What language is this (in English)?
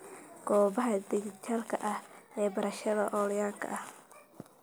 Somali